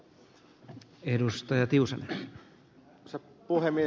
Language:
Finnish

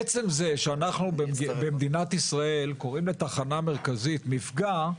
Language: Hebrew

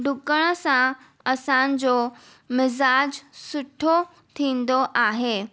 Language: Sindhi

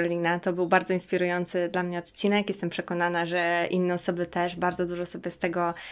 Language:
Polish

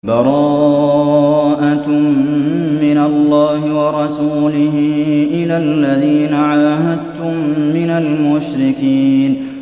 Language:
Arabic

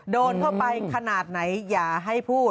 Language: Thai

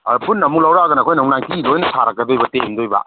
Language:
Manipuri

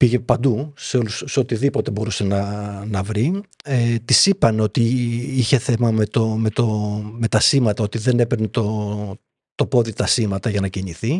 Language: Greek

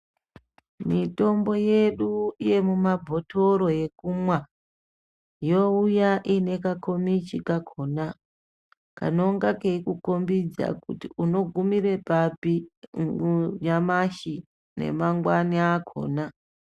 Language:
Ndau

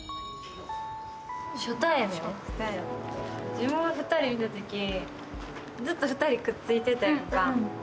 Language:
Japanese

